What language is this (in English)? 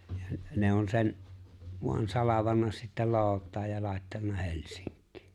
Finnish